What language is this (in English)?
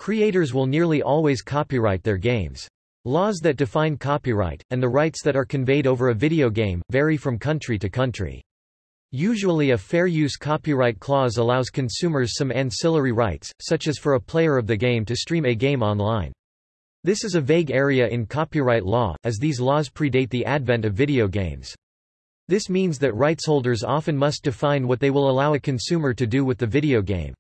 English